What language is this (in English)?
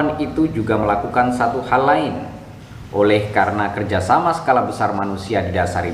Indonesian